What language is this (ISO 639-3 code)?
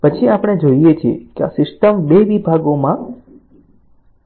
guj